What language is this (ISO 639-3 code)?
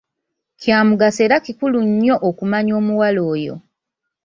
lug